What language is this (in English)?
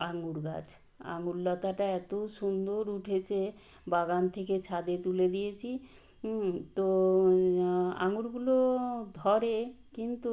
Bangla